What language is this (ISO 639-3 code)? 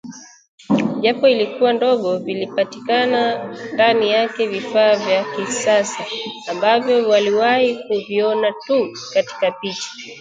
swa